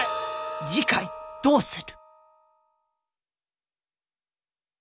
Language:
Japanese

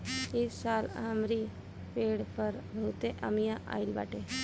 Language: Bhojpuri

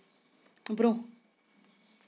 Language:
Kashmiri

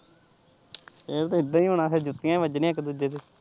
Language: Punjabi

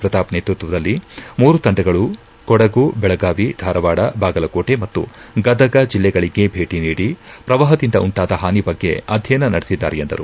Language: Kannada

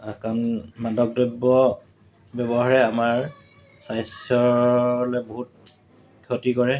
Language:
Assamese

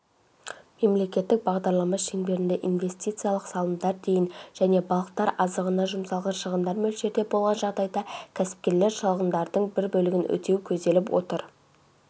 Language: Kazakh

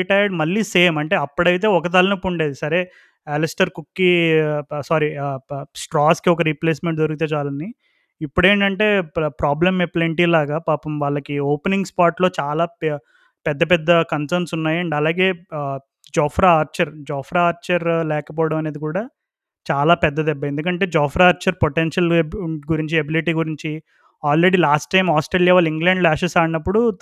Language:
Telugu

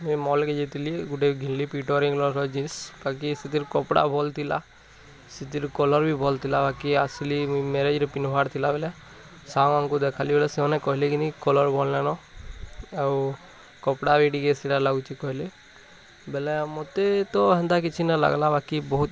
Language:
Odia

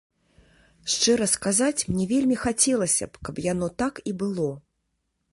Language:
Belarusian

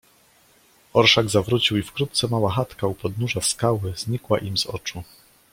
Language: Polish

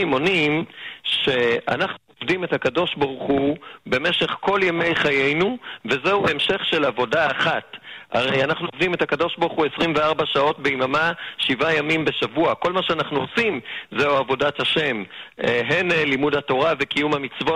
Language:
Hebrew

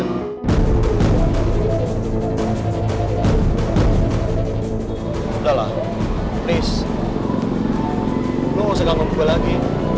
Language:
Indonesian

